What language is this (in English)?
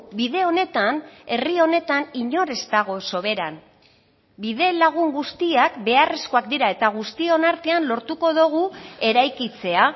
Basque